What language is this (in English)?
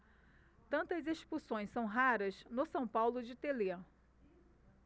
Portuguese